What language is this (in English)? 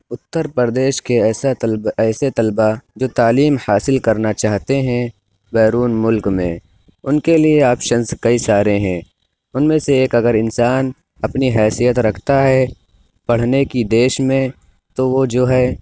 Urdu